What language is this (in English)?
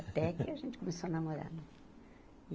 Portuguese